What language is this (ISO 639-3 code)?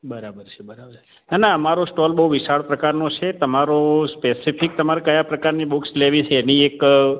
guj